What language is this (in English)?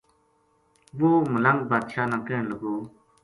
Gujari